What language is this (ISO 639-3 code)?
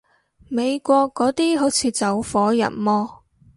yue